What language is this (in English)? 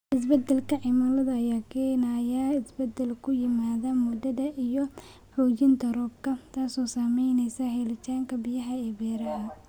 Somali